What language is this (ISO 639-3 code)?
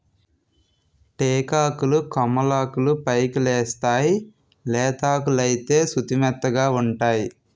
tel